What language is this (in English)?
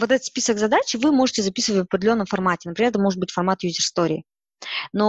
Russian